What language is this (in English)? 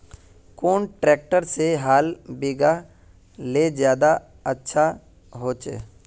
Magahi